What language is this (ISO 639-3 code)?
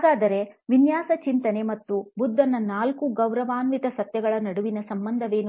kan